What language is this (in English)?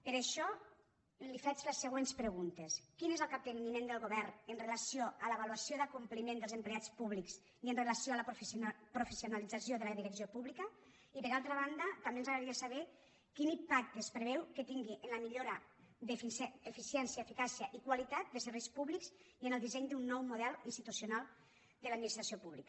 Catalan